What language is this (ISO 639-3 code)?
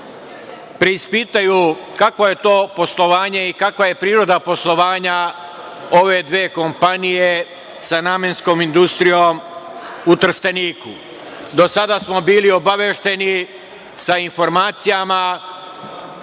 srp